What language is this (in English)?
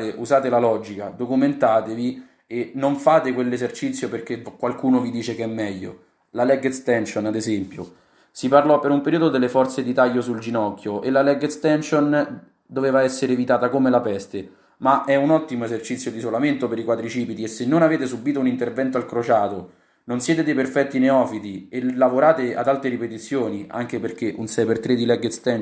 Italian